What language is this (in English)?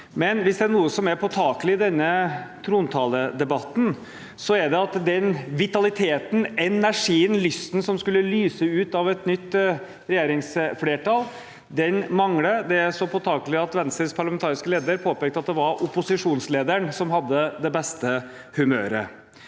Norwegian